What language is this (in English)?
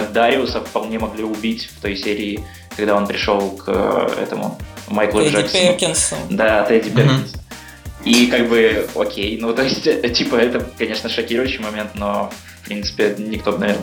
Russian